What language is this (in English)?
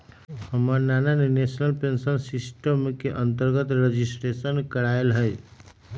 Magahi